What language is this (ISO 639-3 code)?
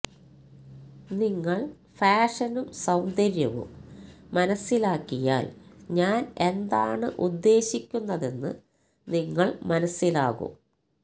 mal